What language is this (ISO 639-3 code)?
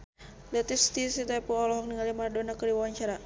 sun